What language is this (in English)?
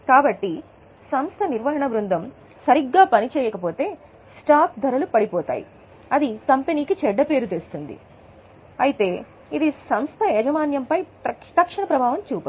Telugu